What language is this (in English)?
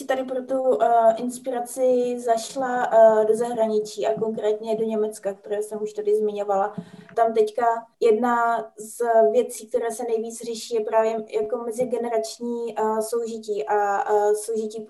Czech